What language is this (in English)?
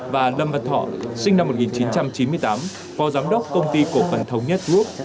Vietnamese